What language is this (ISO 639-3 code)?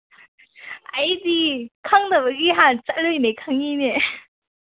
mni